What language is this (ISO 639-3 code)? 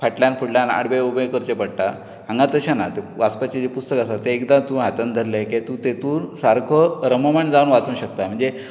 kok